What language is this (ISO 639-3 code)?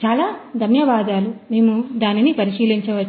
tel